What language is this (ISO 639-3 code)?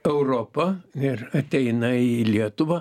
lit